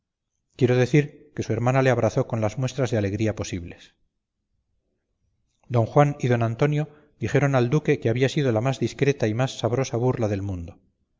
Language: Spanish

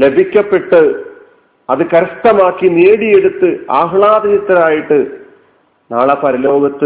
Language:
Malayalam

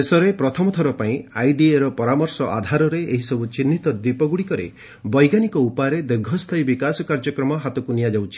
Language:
Odia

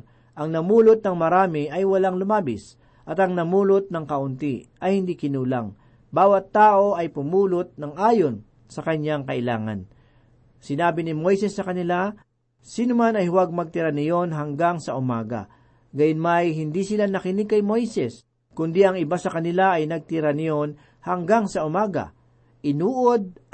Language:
Filipino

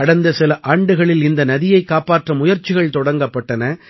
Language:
Tamil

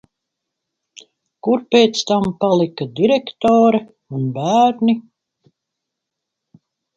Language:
Latvian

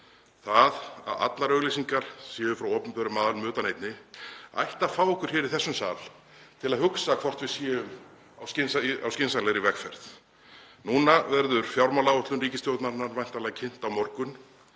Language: Icelandic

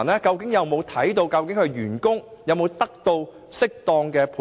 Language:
Cantonese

